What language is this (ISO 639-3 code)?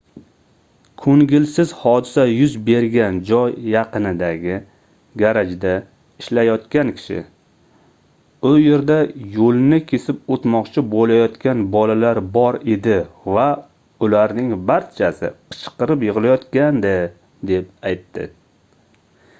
uzb